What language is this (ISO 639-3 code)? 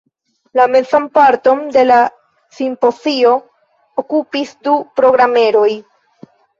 epo